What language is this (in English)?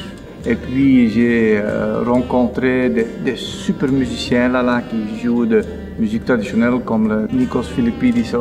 French